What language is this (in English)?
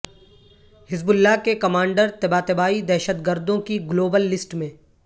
Urdu